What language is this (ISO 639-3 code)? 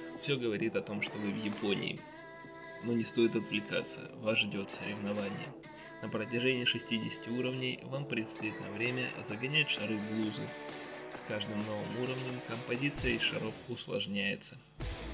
rus